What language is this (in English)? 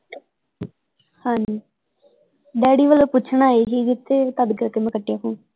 Punjabi